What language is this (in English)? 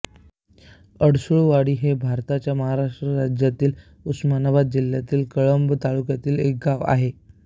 Marathi